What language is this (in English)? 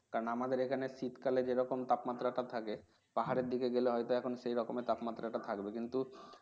Bangla